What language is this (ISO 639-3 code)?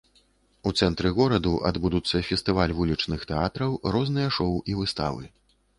bel